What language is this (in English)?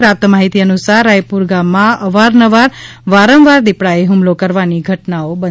Gujarati